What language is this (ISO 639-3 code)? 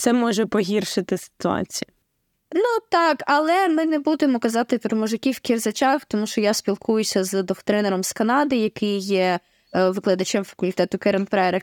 ukr